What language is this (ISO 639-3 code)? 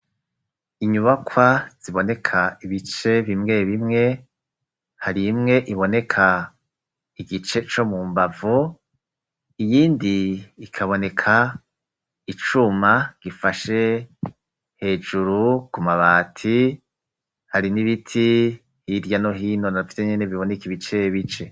run